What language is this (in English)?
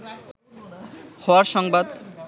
Bangla